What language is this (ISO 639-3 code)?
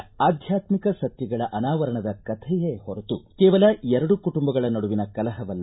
kan